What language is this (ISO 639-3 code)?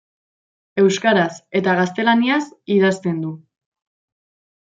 eus